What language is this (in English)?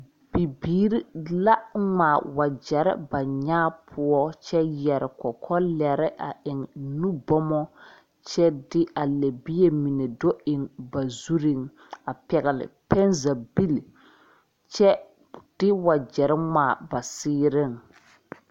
Southern Dagaare